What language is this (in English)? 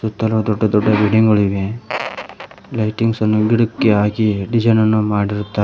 Kannada